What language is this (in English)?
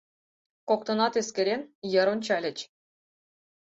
Mari